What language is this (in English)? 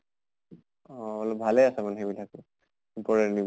Assamese